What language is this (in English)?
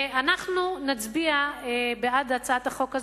Hebrew